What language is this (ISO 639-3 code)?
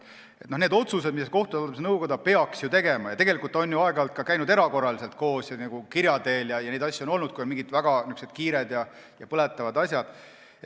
est